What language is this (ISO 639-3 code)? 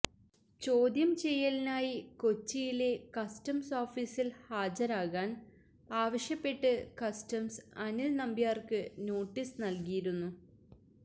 mal